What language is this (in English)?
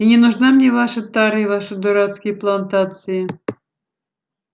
Russian